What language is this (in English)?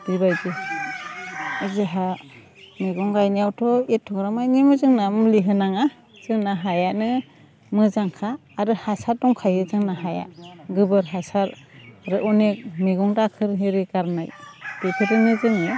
Bodo